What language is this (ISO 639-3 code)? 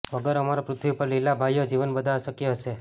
guj